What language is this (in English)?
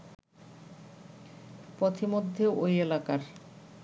Bangla